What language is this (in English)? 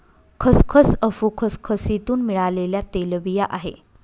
Marathi